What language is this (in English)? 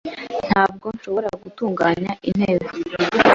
Kinyarwanda